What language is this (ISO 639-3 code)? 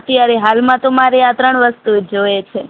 guj